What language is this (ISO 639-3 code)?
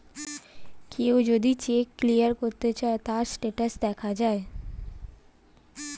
ben